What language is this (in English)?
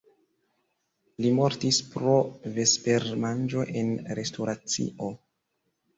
Esperanto